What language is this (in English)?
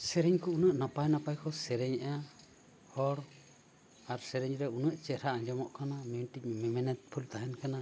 Santali